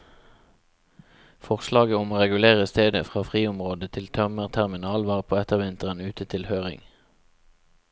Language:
Norwegian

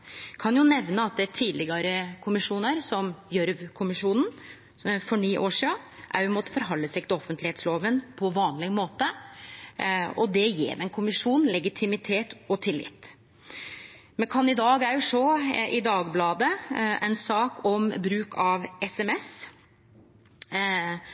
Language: Norwegian Nynorsk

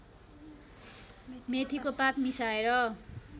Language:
Nepali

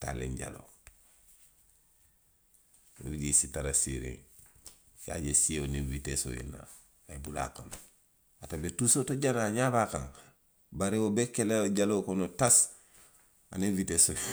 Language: Western Maninkakan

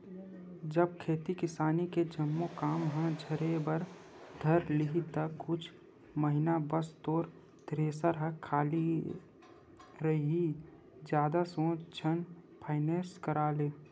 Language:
Chhattisgarhi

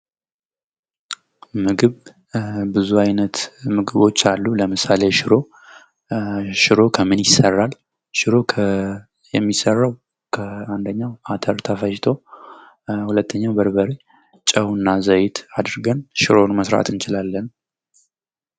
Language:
Amharic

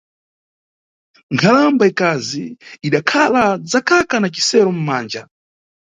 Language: Nyungwe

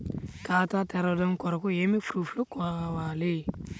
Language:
Telugu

